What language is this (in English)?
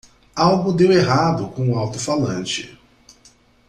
Portuguese